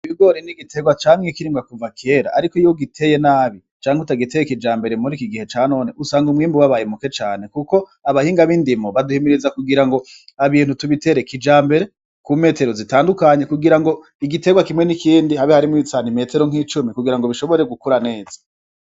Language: Rundi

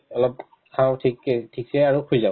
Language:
Assamese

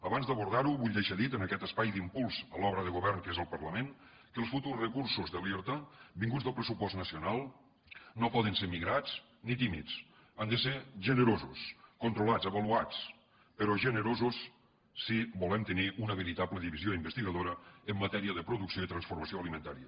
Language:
Catalan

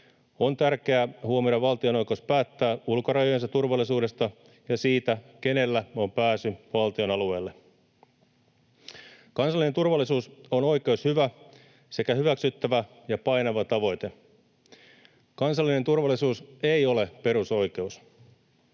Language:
Finnish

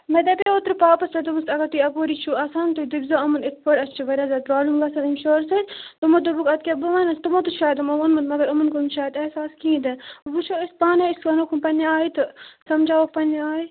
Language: Kashmiri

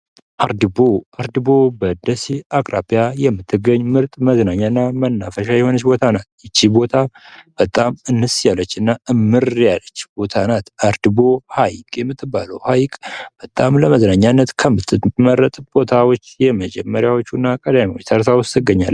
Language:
Amharic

